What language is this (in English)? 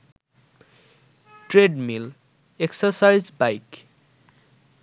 Bangla